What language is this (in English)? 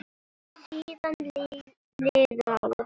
Icelandic